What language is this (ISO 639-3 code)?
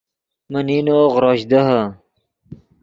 ydg